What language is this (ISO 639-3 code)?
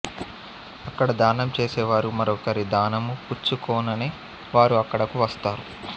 tel